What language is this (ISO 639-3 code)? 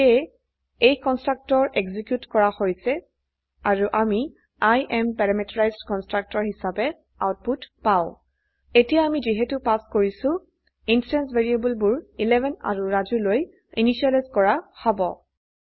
asm